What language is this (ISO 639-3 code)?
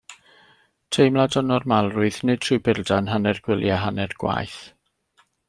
cym